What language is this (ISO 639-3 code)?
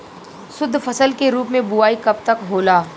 bho